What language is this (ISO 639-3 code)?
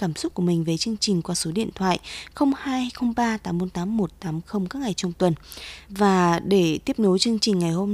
vie